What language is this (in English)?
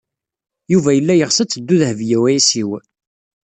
Kabyle